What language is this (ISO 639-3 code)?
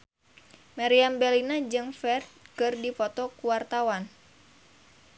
sun